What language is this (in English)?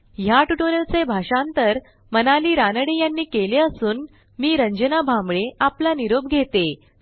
Marathi